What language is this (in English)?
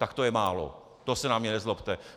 Czech